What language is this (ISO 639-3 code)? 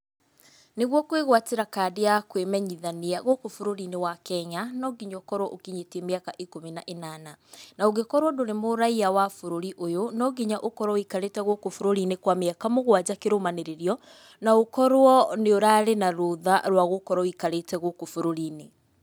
kik